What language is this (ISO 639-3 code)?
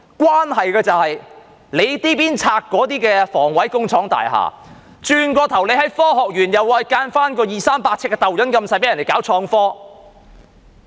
yue